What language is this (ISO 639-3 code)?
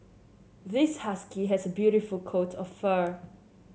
eng